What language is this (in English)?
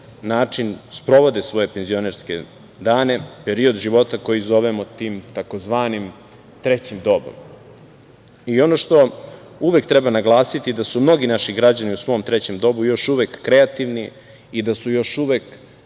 Serbian